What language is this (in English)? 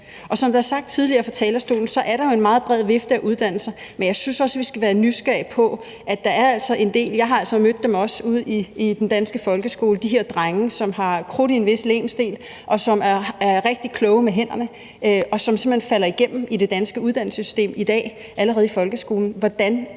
Danish